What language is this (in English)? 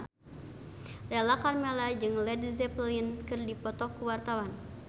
Sundanese